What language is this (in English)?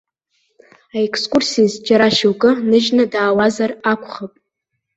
Abkhazian